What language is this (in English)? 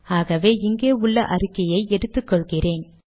Tamil